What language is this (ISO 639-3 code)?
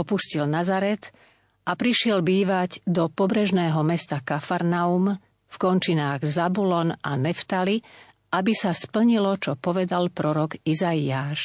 slk